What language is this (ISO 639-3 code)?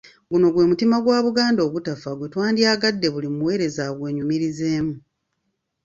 lug